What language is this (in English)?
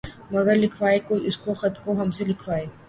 Urdu